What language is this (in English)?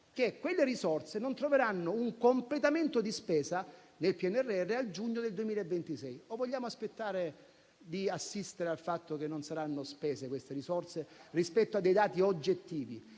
Italian